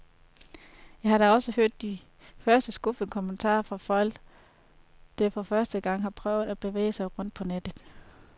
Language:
Danish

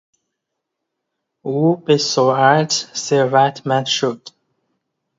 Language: Persian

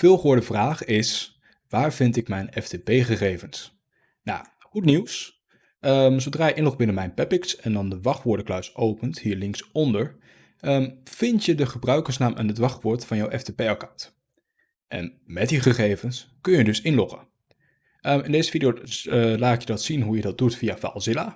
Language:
Dutch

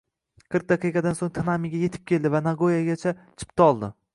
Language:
Uzbek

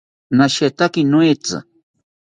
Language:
South Ucayali Ashéninka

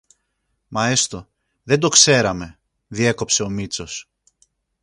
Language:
Greek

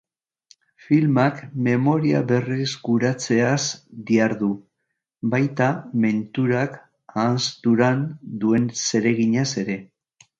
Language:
Basque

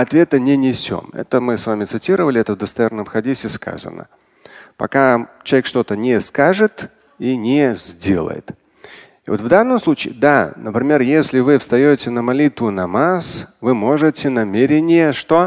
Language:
Russian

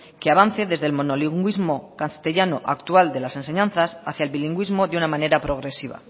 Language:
Spanish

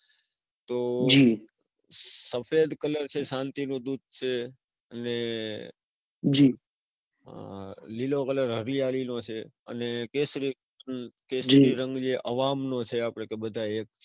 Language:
Gujarati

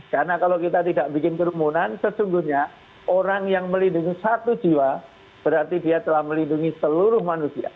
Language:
Indonesian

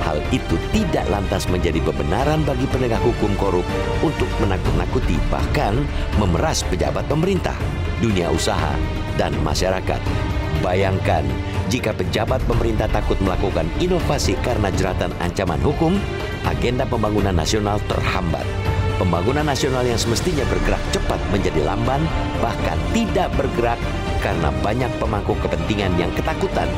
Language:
Indonesian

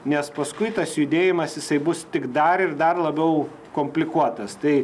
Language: Lithuanian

